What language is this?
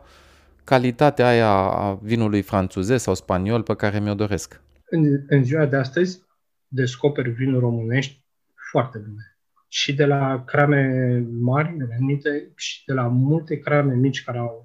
Romanian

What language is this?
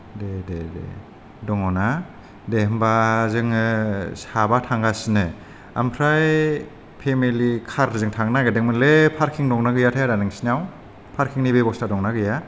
Bodo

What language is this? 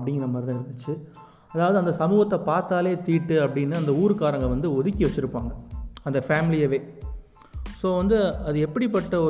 Tamil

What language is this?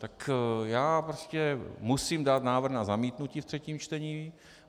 Czech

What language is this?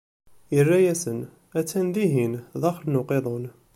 Kabyle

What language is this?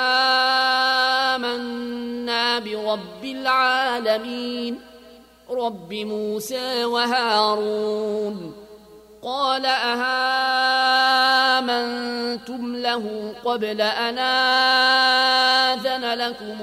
Arabic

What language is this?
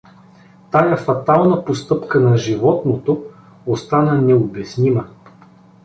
Bulgarian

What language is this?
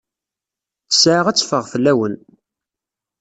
Kabyle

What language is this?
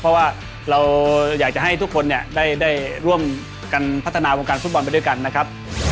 Thai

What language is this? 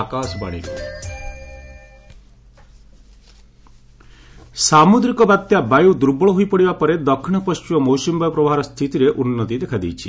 Odia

